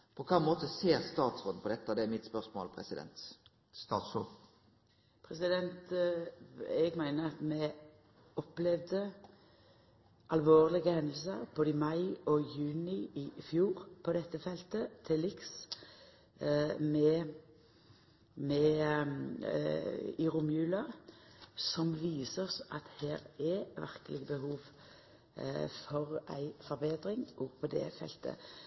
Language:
Norwegian Nynorsk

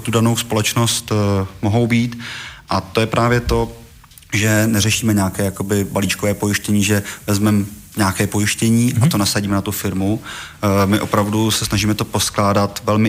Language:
Czech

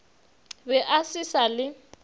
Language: Northern Sotho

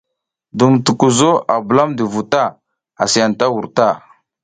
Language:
South Giziga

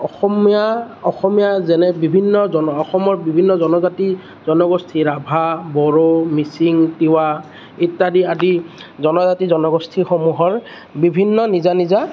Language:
Assamese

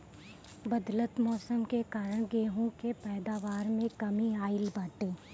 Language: Bhojpuri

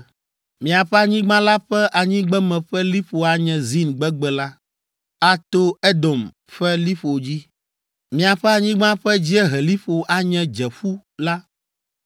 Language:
Ewe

